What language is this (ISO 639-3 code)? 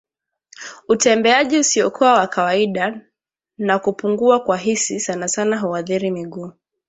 swa